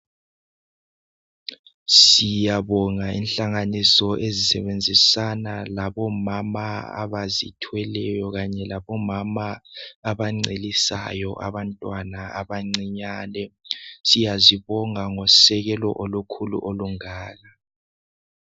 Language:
North Ndebele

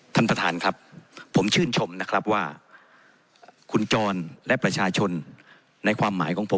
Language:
Thai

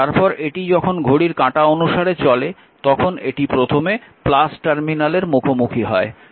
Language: Bangla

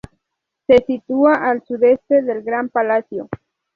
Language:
Spanish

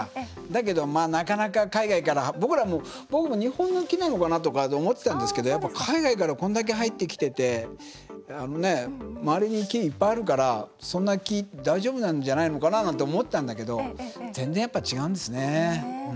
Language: Japanese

